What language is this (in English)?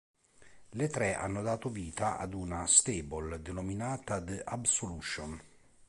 Italian